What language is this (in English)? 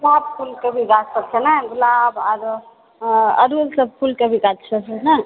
Maithili